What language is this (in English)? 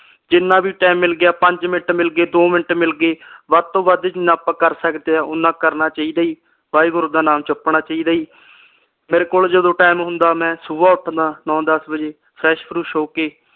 Punjabi